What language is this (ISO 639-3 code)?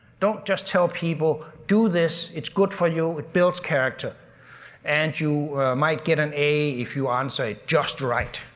eng